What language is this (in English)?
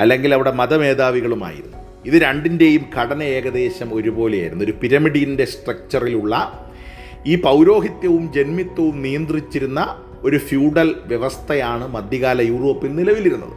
Malayalam